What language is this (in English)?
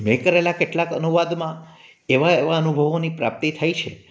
Gujarati